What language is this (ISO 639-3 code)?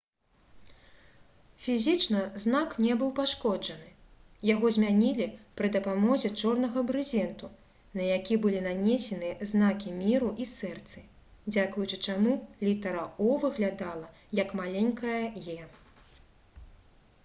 bel